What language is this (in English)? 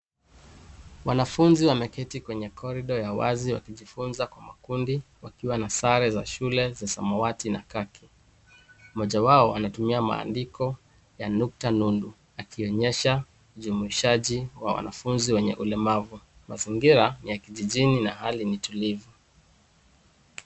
Swahili